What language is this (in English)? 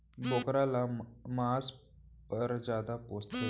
Chhattisgarhi